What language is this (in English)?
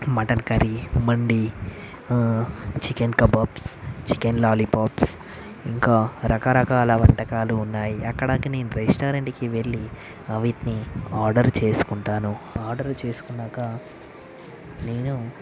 Telugu